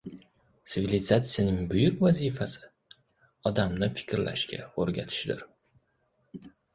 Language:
Uzbek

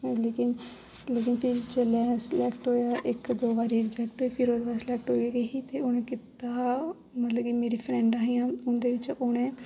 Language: Dogri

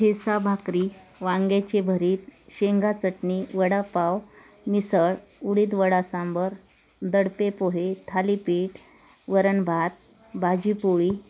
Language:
Marathi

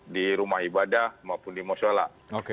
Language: Indonesian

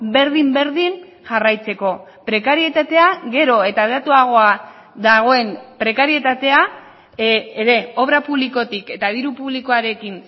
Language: Basque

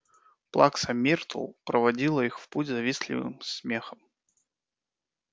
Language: Russian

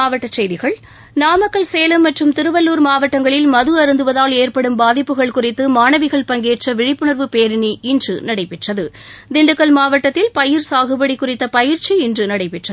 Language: Tamil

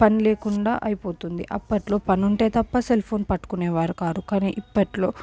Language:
Telugu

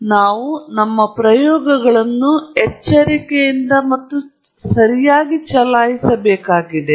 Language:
Kannada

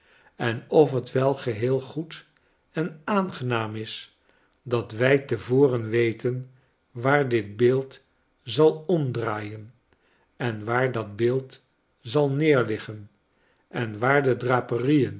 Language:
Dutch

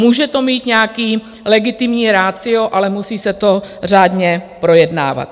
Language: Czech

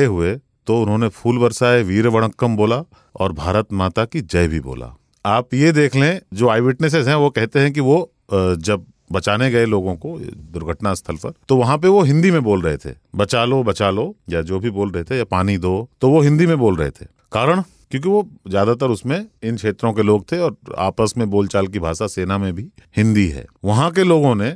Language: Hindi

